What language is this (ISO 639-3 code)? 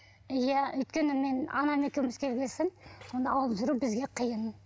kaz